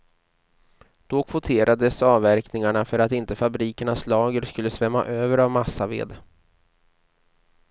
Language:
Swedish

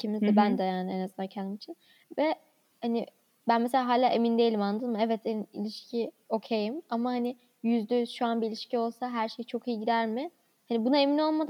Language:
Turkish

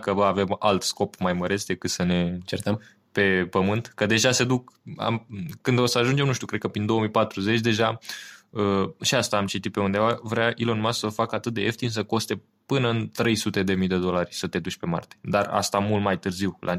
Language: Romanian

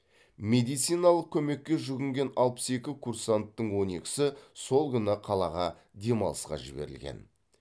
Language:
Kazakh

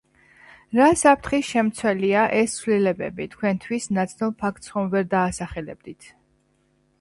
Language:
Georgian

